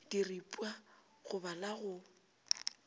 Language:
Northern Sotho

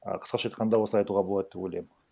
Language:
Kazakh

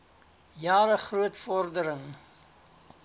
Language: Afrikaans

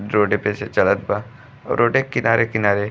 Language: Bhojpuri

